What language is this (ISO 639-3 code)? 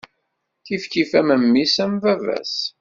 kab